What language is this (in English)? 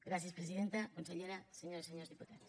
Catalan